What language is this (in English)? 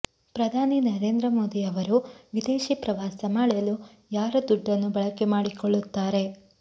Kannada